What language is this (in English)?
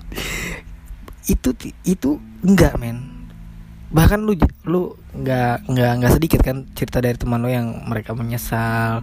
Indonesian